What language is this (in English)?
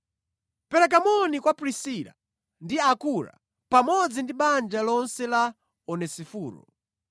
Nyanja